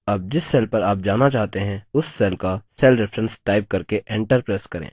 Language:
Hindi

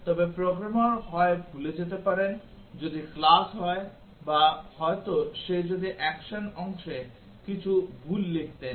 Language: Bangla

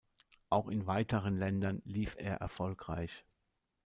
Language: German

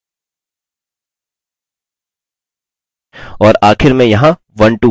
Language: Hindi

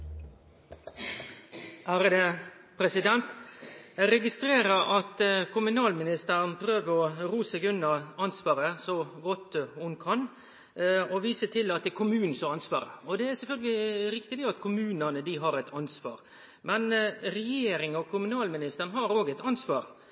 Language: Norwegian Nynorsk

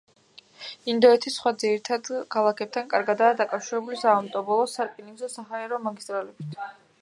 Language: Georgian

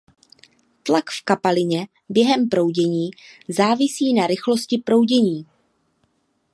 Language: Czech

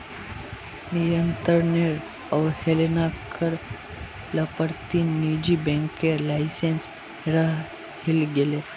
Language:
Magahi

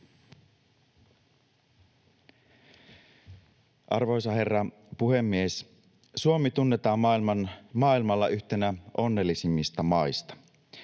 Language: Finnish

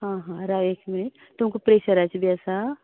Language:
Konkani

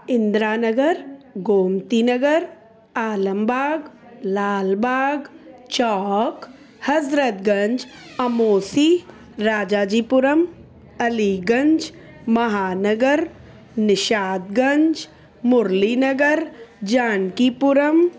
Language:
Sindhi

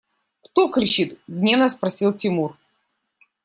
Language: Russian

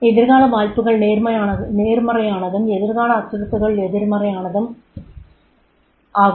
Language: Tamil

